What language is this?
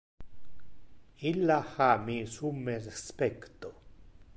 Interlingua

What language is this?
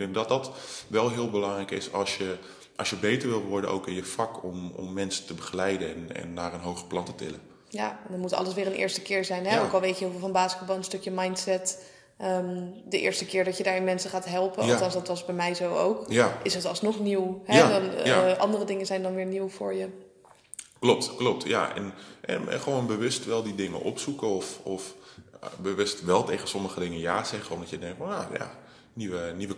Dutch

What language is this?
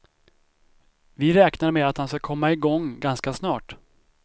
Swedish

